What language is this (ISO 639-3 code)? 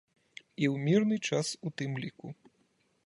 bel